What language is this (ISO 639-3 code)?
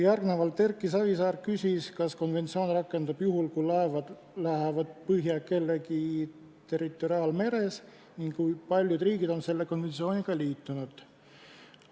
est